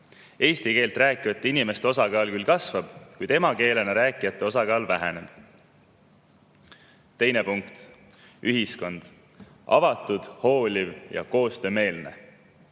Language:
Estonian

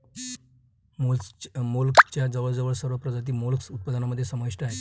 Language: Marathi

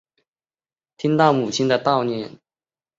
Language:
Chinese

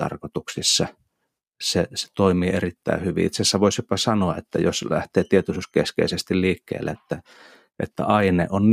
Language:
Finnish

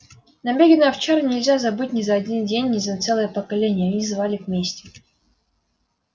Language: Russian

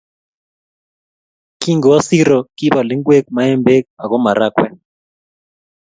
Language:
Kalenjin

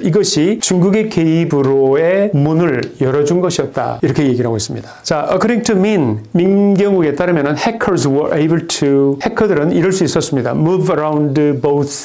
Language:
Korean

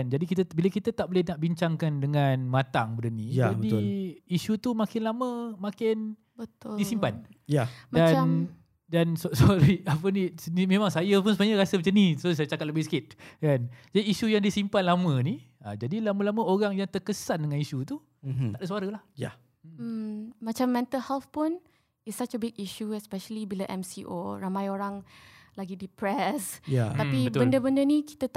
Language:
Malay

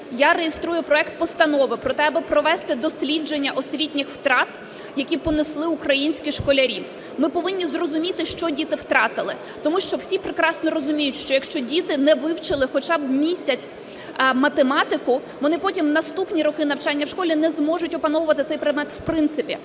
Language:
Ukrainian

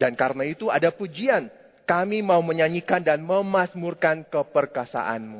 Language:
Indonesian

